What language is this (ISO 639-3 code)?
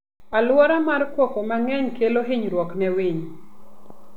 luo